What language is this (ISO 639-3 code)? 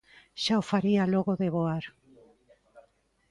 glg